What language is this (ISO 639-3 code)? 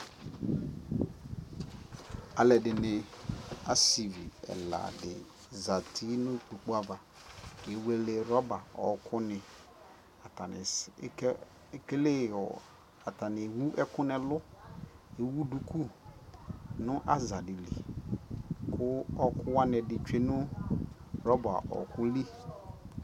kpo